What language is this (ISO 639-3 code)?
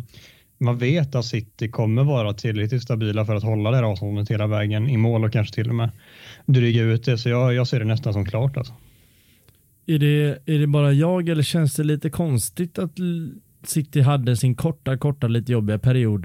swe